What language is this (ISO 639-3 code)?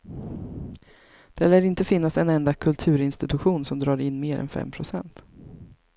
swe